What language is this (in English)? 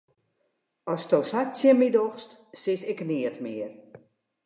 Western Frisian